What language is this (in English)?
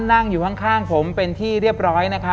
Thai